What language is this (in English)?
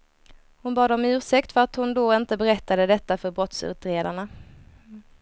Swedish